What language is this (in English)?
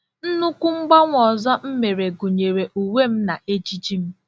Igbo